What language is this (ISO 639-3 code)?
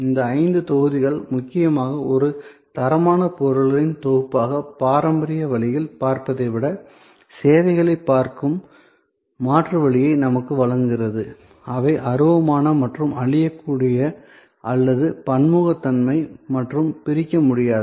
tam